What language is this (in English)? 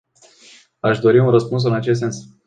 Romanian